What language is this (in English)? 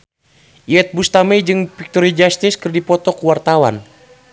Sundanese